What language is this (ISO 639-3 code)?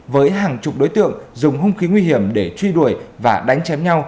vie